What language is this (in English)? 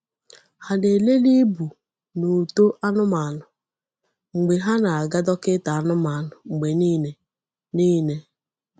Igbo